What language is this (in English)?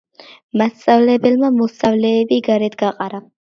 Georgian